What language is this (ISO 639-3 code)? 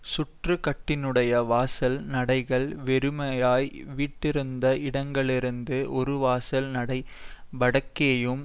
tam